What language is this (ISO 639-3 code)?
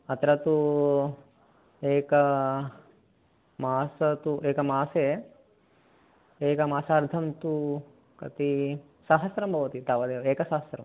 san